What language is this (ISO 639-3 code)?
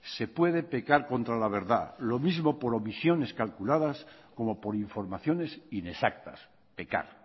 spa